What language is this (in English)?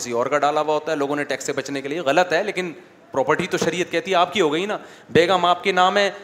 Urdu